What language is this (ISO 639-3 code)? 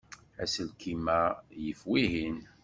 kab